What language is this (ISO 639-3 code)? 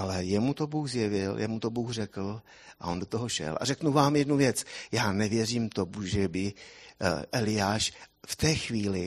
ces